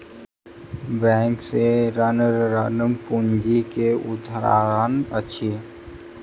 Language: Maithili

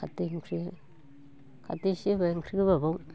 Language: Bodo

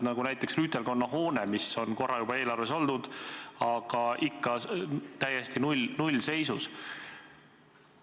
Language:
Estonian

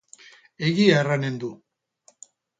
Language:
Basque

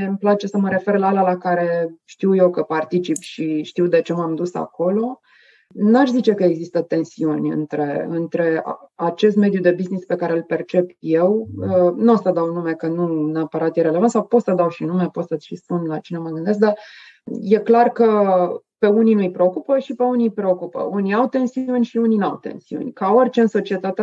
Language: Romanian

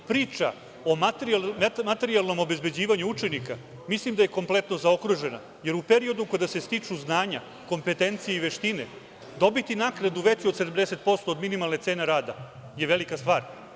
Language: Serbian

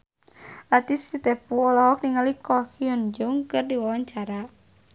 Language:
Sundanese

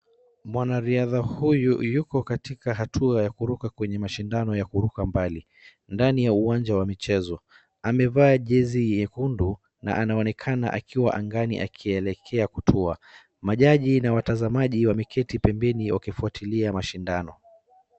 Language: Swahili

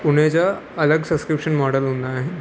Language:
Sindhi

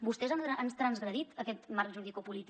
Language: Catalan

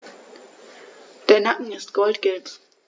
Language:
German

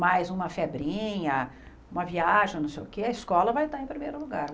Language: Portuguese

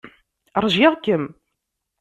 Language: Kabyle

